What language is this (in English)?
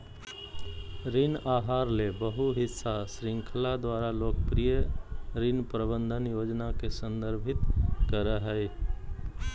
Magahi